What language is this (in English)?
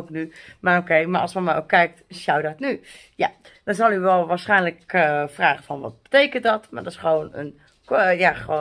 Dutch